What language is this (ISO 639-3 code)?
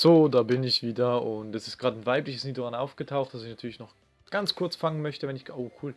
deu